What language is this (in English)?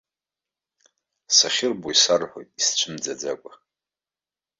Abkhazian